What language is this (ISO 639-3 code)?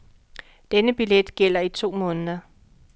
dan